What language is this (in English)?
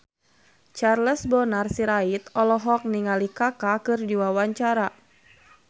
Sundanese